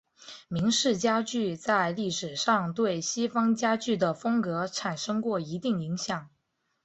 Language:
Chinese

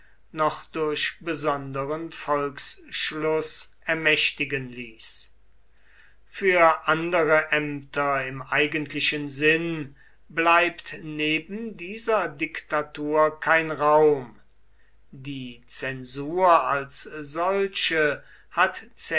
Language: German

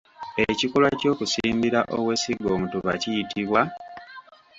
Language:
Ganda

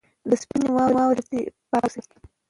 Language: Pashto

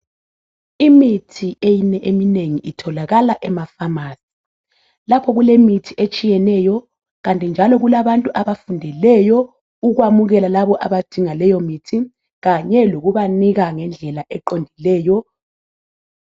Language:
North Ndebele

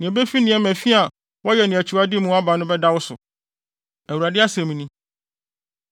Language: Akan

